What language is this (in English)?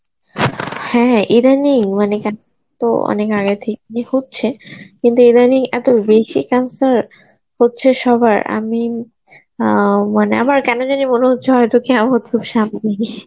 Bangla